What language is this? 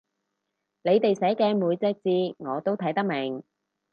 Cantonese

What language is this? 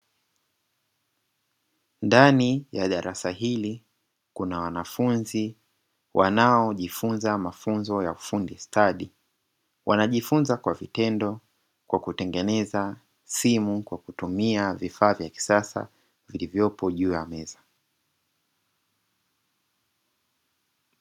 Swahili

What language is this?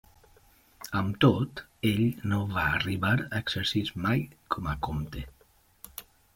Catalan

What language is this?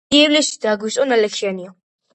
Georgian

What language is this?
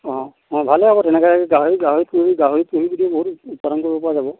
Assamese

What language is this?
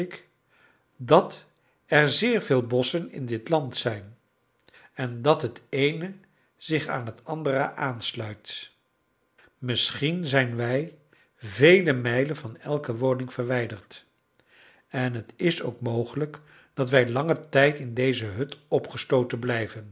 Dutch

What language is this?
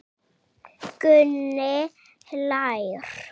Icelandic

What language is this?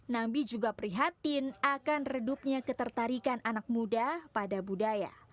Indonesian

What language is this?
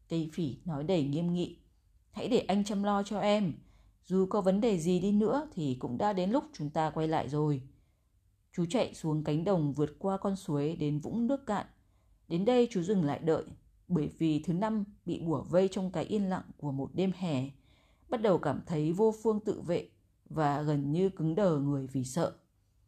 Vietnamese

